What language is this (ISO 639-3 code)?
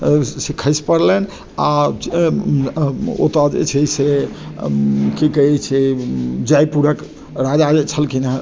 mai